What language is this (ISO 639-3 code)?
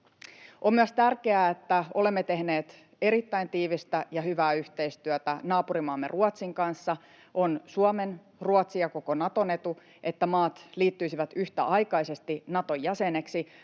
fin